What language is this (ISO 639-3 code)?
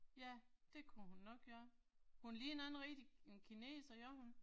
dan